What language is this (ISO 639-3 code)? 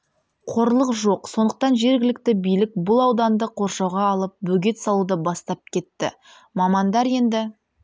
kaz